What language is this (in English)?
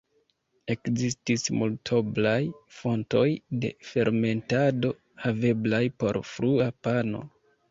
Esperanto